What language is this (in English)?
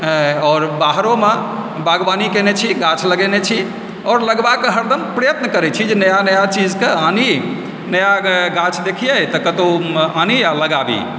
Maithili